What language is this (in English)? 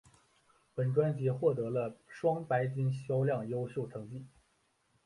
Chinese